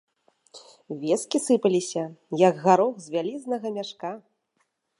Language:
Belarusian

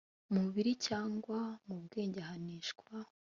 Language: Kinyarwanda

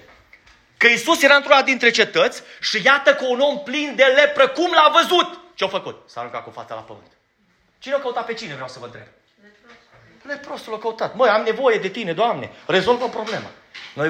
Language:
Romanian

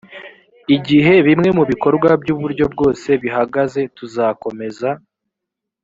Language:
Kinyarwanda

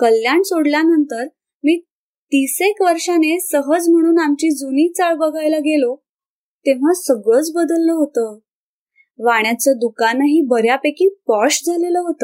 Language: Marathi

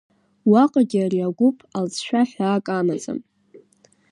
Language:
Abkhazian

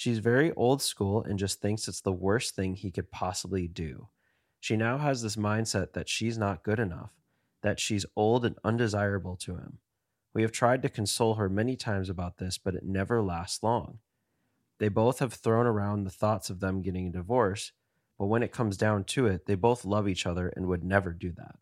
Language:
English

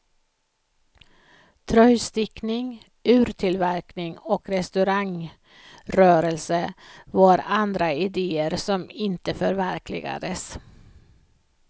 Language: Swedish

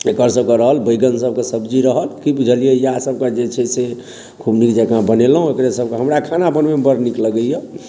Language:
Maithili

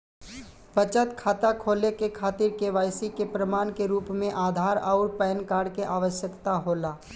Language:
Bhojpuri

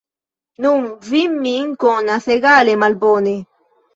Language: Esperanto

